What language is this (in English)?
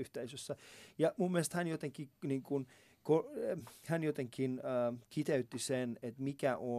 Finnish